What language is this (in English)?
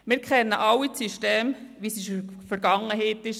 Swiss German